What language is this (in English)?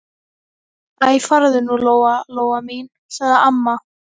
Icelandic